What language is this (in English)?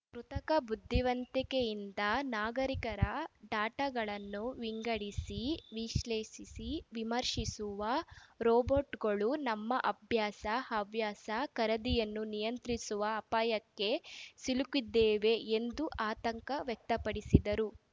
Kannada